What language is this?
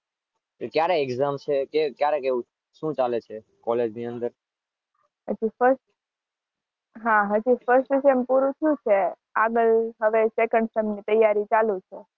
Gujarati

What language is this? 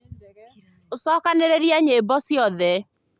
Kikuyu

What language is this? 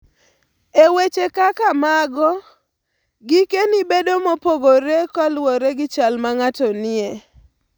Luo (Kenya and Tanzania)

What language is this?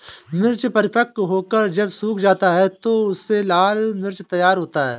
Hindi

